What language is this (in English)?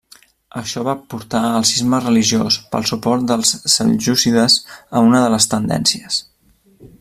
Catalan